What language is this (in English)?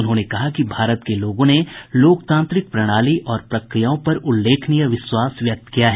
Hindi